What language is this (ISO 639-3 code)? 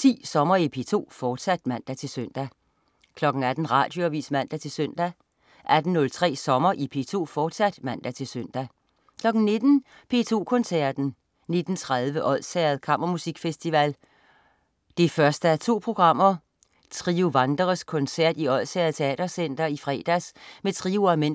dan